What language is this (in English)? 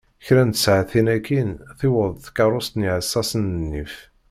Kabyle